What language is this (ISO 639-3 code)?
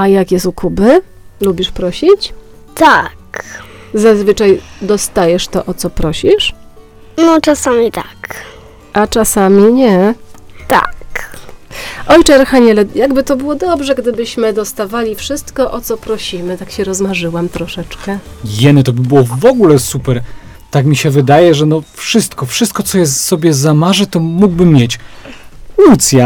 pol